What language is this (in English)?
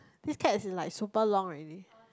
English